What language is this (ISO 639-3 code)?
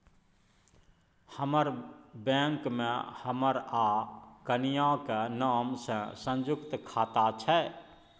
mai